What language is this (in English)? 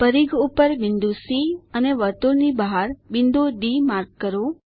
Gujarati